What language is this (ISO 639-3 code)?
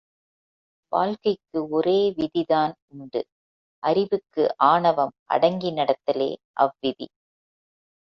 tam